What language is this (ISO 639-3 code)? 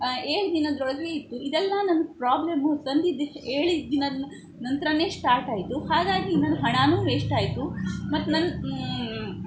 kan